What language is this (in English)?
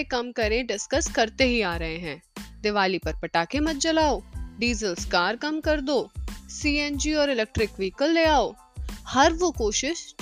Hindi